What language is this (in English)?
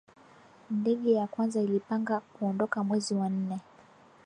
Swahili